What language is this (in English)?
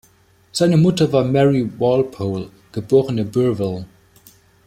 German